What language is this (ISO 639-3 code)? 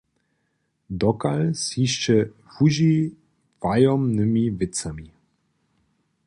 hsb